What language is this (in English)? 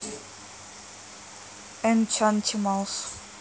Russian